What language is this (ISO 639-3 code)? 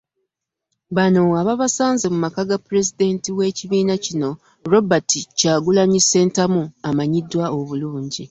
lug